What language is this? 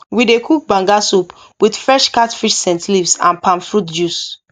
Nigerian Pidgin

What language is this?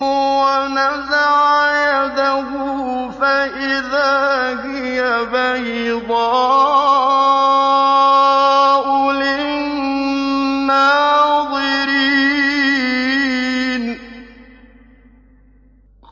Arabic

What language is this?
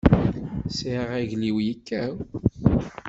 Kabyle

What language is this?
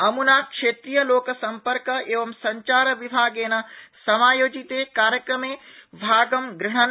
Sanskrit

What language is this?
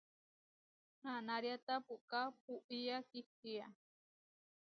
Huarijio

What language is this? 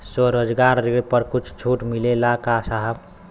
Bhojpuri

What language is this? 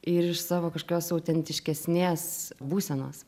Lithuanian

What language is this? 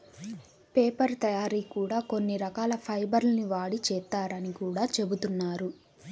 Telugu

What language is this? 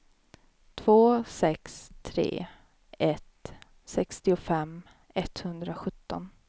Swedish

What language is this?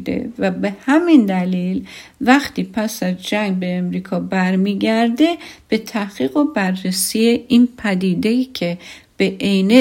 Persian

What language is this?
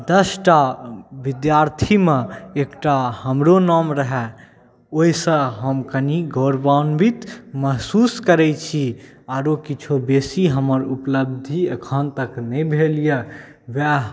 Maithili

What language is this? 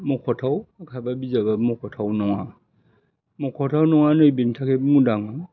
Bodo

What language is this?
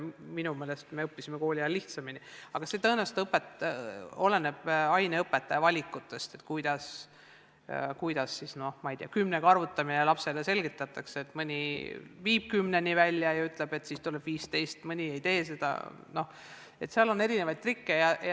Estonian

